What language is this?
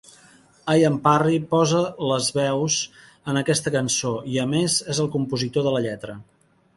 Catalan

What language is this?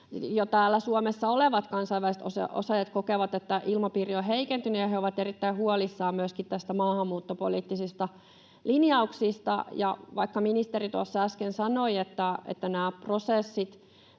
Finnish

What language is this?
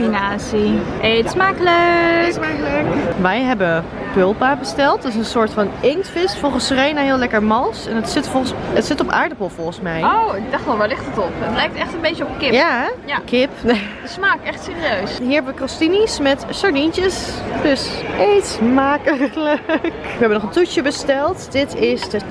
Dutch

